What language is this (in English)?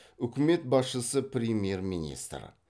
Kazakh